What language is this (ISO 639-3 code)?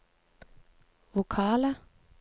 nor